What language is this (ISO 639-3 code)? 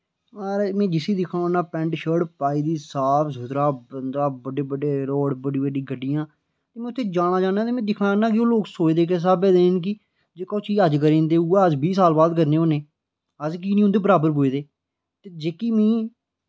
doi